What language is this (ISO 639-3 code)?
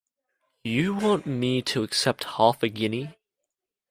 eng